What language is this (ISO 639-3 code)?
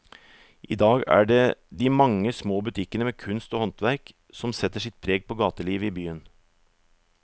nor